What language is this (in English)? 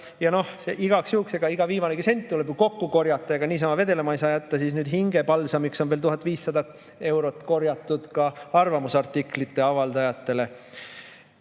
Estonian